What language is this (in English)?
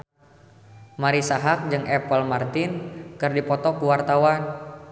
Sundanese